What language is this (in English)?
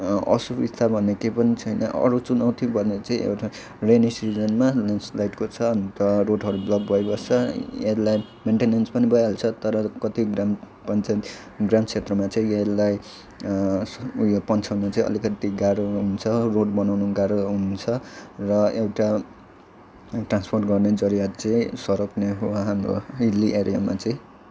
Nepali